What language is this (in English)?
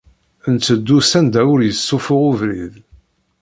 Kabyle